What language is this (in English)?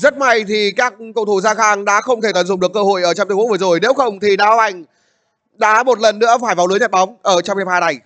Vietnamese